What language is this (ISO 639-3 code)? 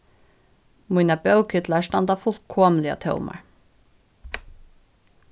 fao